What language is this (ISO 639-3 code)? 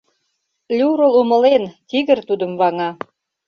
chm